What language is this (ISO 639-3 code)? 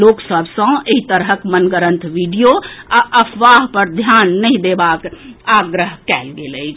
mai